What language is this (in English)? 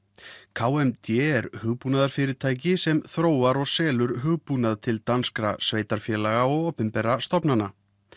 Icelandic